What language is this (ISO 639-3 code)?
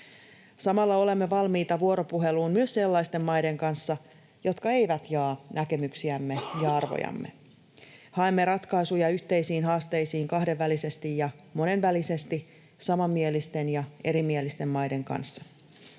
fin